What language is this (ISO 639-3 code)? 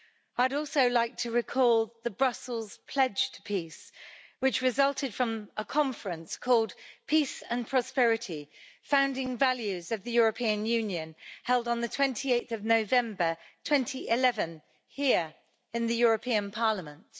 eng